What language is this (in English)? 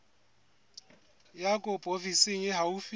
Southern Sotho